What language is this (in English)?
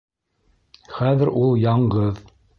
Bashkir